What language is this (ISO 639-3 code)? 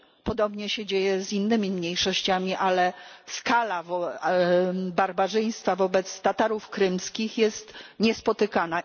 pol